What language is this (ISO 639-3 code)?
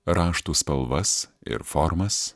lit